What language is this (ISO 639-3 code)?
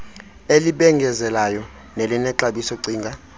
xho